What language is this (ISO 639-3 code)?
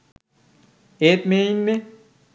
sin